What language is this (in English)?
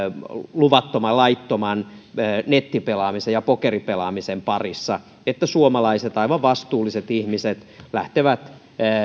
Finnish